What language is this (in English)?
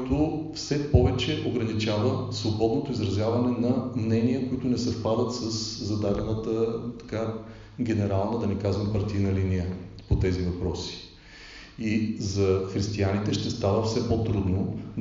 Bulgarian